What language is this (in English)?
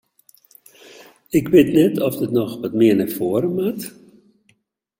Western Frisian